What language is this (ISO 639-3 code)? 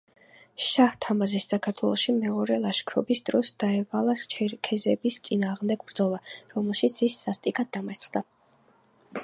kat